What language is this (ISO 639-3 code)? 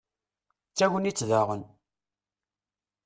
kab